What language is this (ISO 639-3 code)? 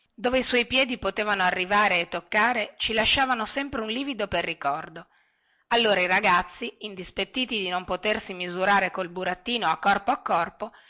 ita